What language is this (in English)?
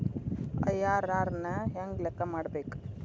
Kannada